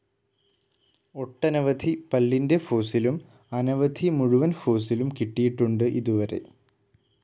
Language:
Malayalam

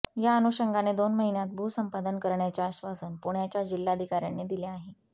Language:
Marathi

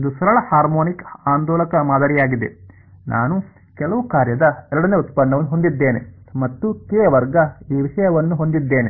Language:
Kannada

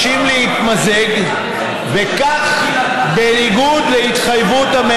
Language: Hebrew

